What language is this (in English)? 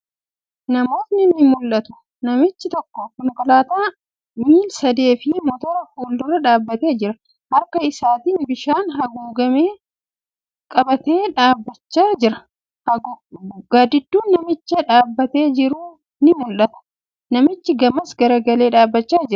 Oromo